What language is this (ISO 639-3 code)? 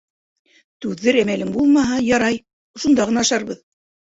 bak